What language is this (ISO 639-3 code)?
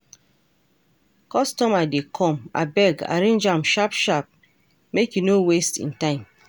pcm